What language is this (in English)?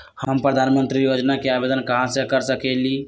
Magahi